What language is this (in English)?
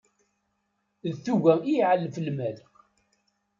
Kabyle